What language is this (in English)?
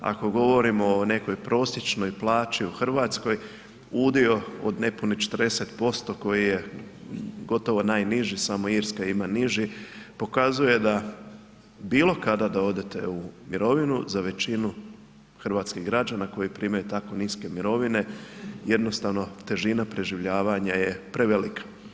Croatian